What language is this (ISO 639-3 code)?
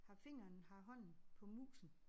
dan